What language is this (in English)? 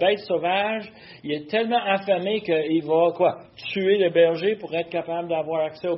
French